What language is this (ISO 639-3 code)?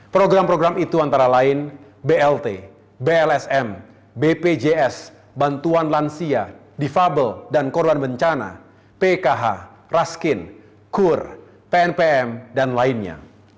ind